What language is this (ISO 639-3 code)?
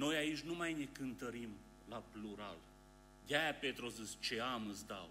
ron